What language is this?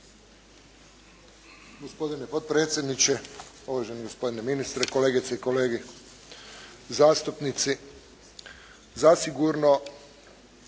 Croatian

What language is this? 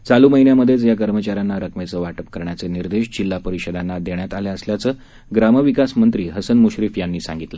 Marathi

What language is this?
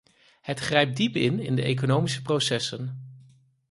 Dutch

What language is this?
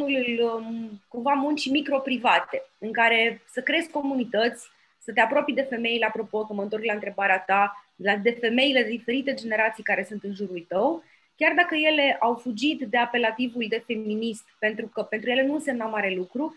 Romanian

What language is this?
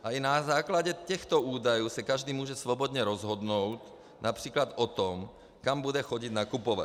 Czech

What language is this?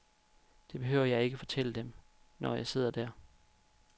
Danish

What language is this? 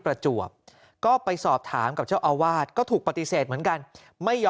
Thai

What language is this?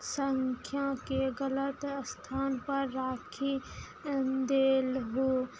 Maithili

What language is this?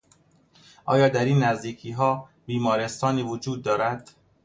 Persian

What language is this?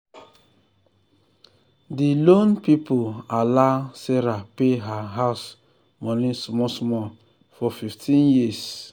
Nigerian Pidgin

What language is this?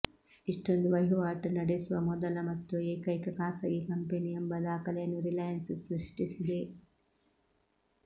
Kannada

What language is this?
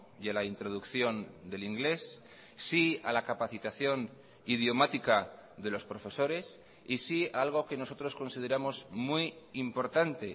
Spanish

